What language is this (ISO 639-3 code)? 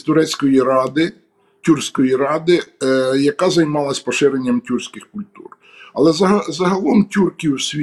ukr